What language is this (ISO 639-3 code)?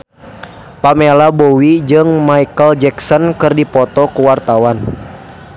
sun